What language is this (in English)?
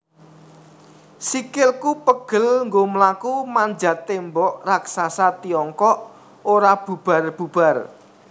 Javanese